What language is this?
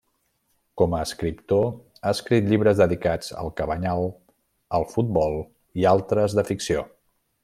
Catalan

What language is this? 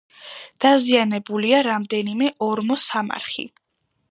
Georgian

